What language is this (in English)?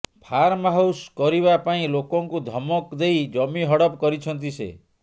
Odia